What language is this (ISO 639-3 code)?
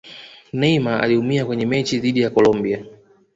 swa